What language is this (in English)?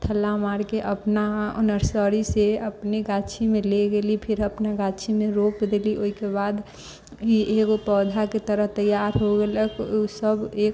Maithili